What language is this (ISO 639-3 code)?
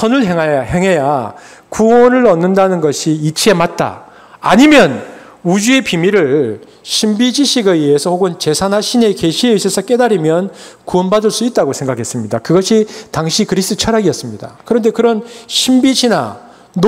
kor